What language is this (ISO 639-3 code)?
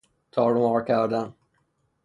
fas